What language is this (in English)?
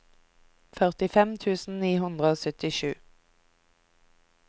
Norwegian